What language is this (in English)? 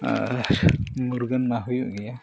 Santali